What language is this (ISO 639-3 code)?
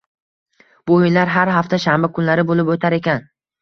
uzb